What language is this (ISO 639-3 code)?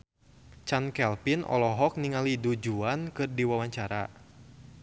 sun